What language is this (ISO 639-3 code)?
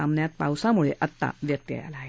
mar